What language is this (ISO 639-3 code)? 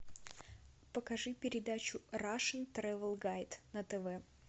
rus